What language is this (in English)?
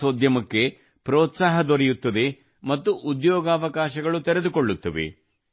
Kannada